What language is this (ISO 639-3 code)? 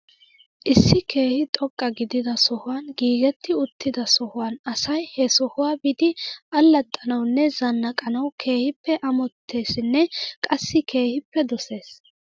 wal